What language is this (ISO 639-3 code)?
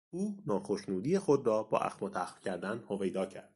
fas